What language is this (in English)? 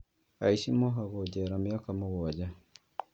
Kikuyu